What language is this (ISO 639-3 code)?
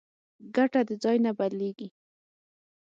pus